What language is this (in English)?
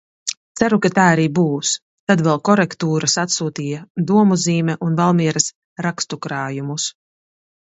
Latvian